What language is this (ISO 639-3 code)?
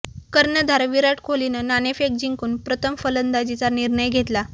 mar